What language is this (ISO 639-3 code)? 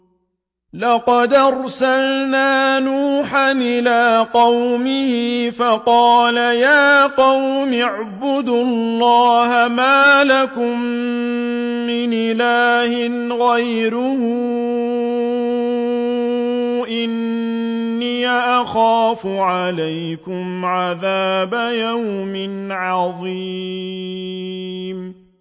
ara